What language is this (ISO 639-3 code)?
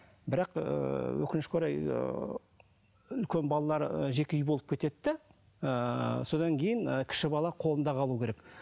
kaz